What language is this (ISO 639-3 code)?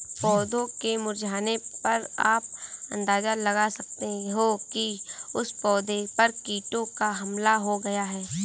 hin